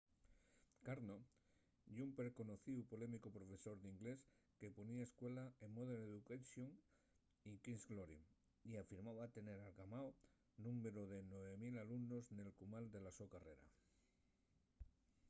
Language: Asturian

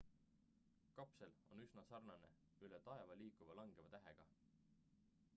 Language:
Estonian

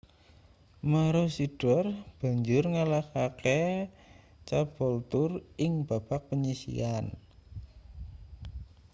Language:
Javanese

